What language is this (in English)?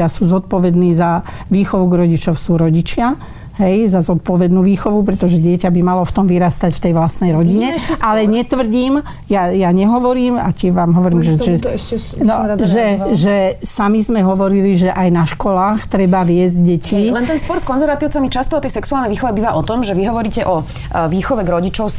Slovak